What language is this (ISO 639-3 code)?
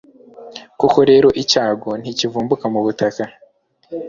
kin